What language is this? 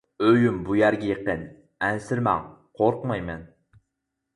Uyghur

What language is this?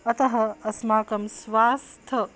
Sanskrit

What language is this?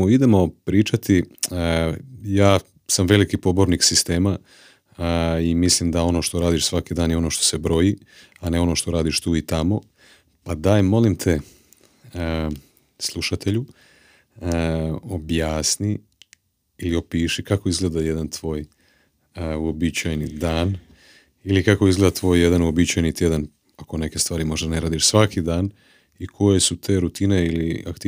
Croatian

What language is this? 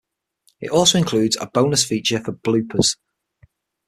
English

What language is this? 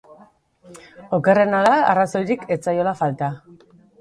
Basque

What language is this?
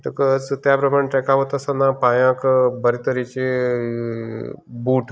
Konkani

